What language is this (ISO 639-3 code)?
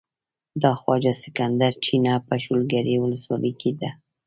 pus